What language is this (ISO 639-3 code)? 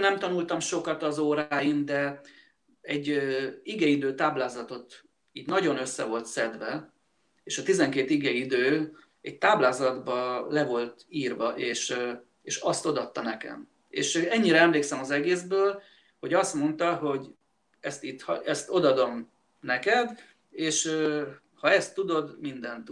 hun